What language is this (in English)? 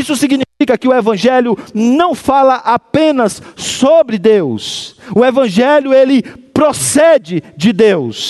Portuguese